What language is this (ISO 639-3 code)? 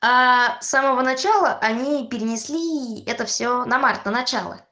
rus